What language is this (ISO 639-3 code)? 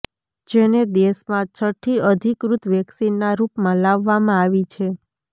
guj